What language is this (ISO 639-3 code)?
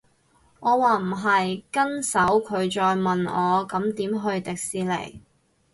yue